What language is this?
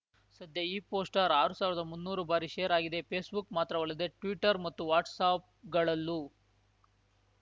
Kannada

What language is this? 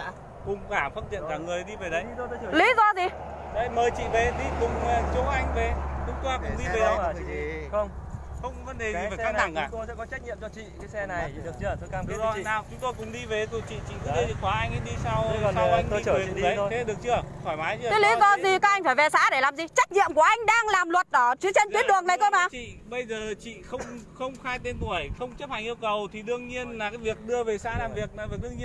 Vietnamese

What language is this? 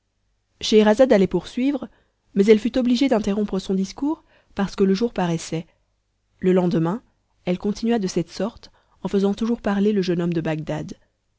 French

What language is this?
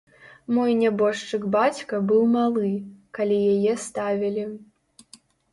Belarusian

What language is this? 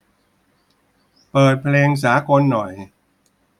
Thai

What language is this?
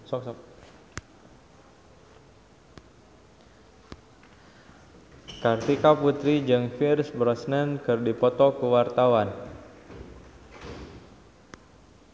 Sundanese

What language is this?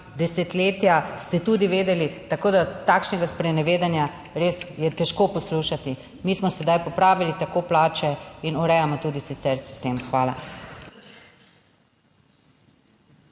Slovenian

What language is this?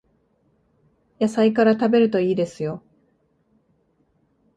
Japanese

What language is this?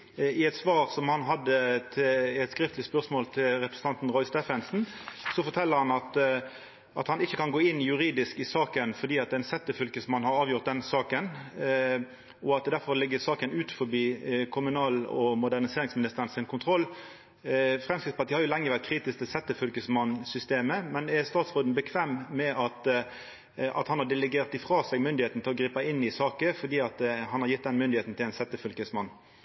Norwegian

